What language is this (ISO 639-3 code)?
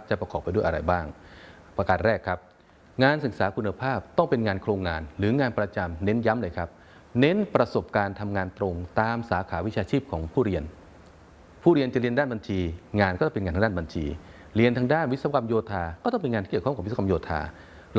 tha